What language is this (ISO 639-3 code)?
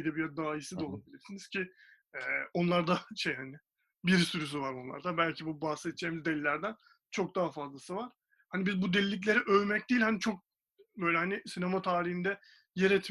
tur